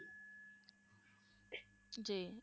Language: Punjabi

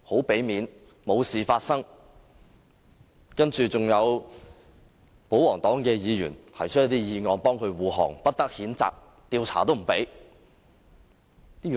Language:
Cantonese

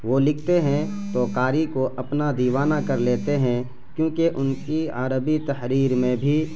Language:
Urdu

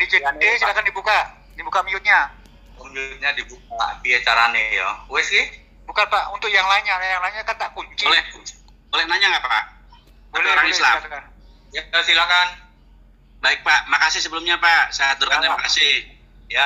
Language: Indonesian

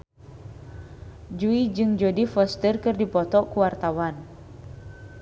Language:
Sundanese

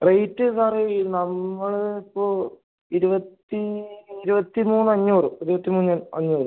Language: Malayalam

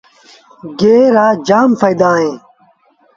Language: Sindhi Bhil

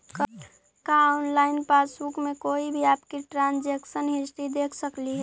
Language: Magahi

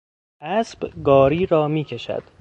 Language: Persian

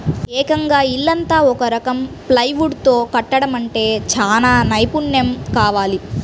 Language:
Telugu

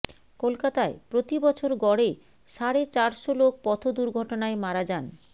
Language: Bangla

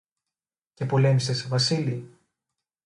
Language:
Greek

